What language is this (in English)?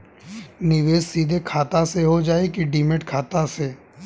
Bhojpuri